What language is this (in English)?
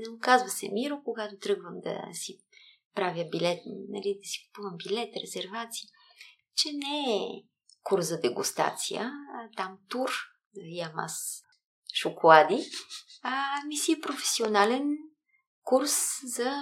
Bulgarian